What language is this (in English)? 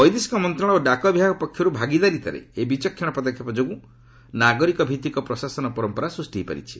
Odia